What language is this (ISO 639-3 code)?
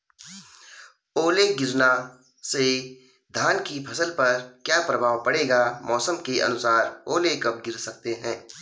hin